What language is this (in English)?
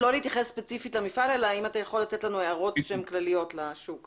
Hebrew